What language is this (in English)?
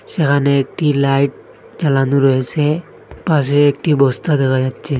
Bangla